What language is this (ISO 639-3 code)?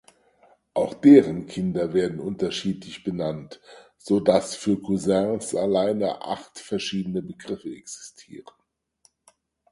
deu